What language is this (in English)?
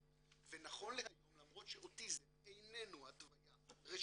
Hebrew